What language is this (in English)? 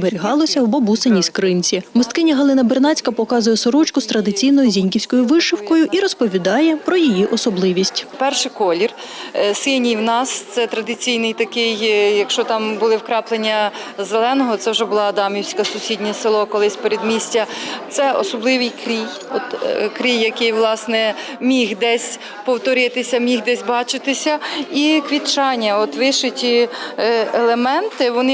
Ukrainian